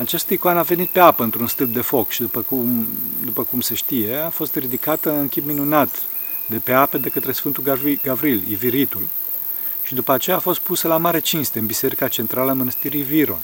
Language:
Romanian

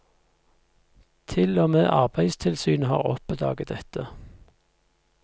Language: Norwegian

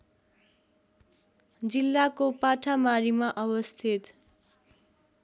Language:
Nepali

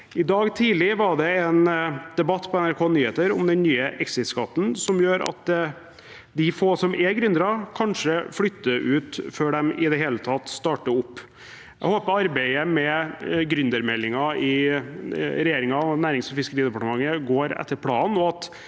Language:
Norwegian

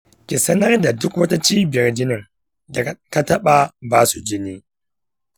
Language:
Hausa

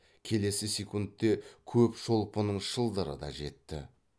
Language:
Kazakh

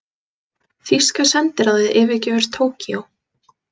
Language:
Icelandic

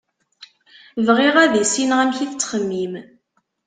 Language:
Kabyle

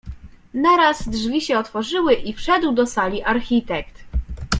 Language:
Polish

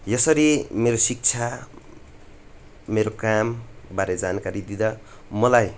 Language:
Nepali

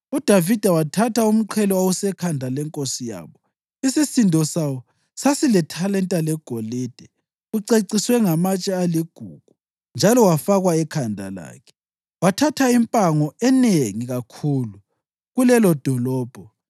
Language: North Ndebele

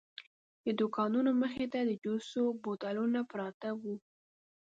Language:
Pashto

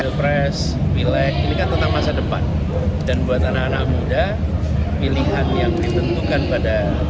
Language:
Indonesian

